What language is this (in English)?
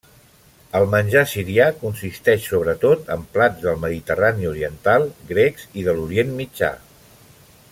Catalan